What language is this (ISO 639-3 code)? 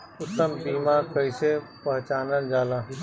bho